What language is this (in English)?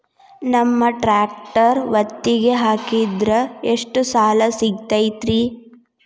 Kannada